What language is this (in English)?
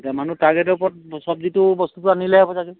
Assamese